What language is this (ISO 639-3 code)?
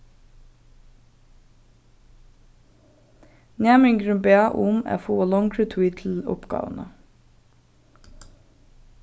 fao